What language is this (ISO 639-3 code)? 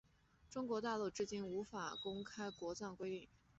zho